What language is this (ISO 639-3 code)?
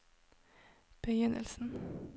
nor